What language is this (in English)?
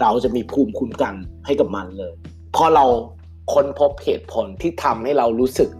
Thai